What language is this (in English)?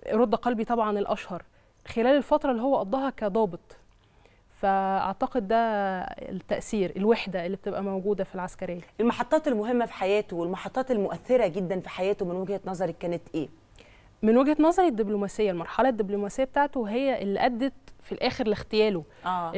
Arabic